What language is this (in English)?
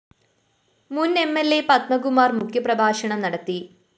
Malayalam